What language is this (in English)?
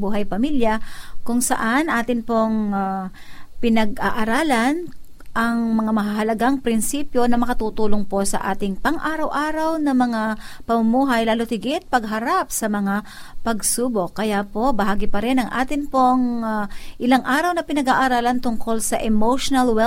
Filipino